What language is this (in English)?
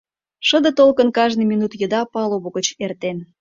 Mari